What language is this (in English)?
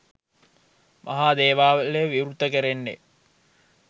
Sinhala